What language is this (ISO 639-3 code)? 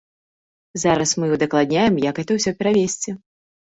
bel